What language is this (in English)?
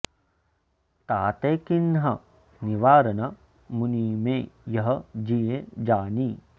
Sanskrit